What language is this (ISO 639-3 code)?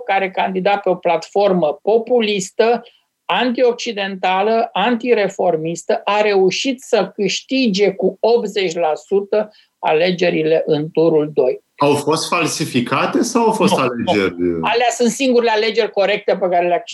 ron